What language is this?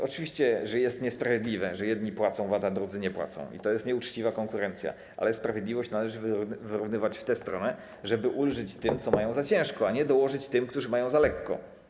Polish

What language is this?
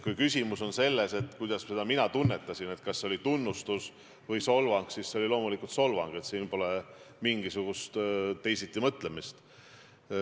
Estonian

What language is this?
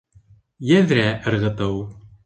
Bashkir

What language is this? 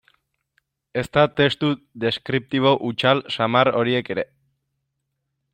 Basque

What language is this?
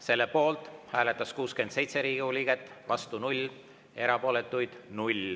Estonian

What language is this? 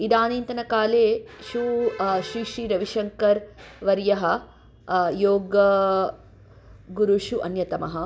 Sanskrit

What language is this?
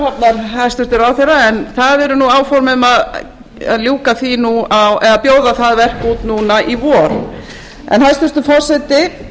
Icelandic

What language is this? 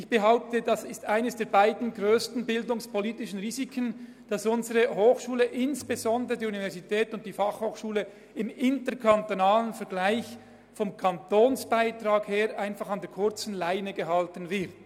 Swiss German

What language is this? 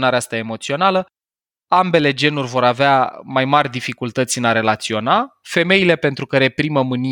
Romanian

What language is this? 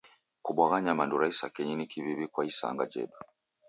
Taita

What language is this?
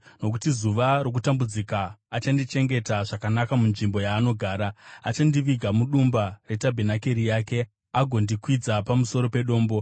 Shona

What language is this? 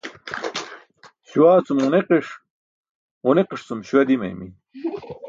Burushaski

